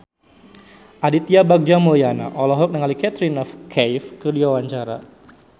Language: Sundanese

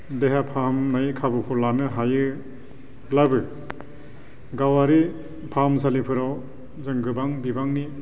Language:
Bodo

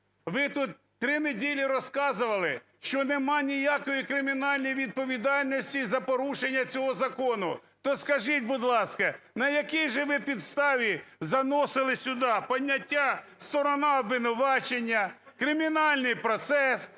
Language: Ukrainian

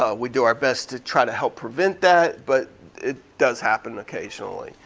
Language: English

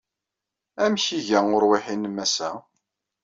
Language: Kabyle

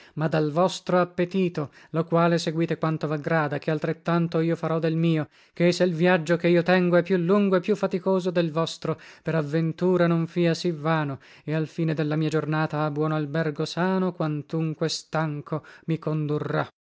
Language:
Italian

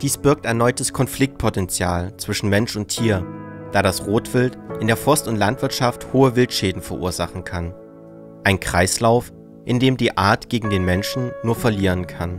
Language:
German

